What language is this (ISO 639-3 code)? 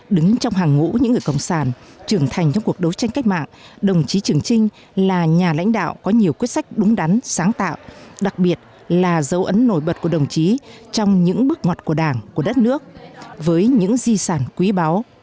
vie